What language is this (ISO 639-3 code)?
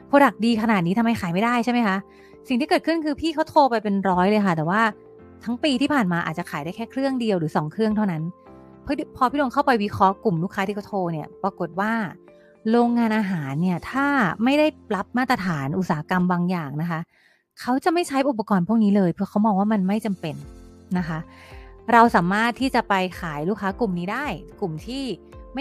tha